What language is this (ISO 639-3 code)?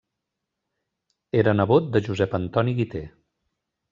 cat